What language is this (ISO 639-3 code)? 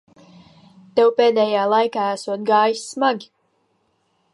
lav